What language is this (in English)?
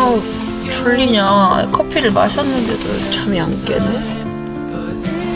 Korean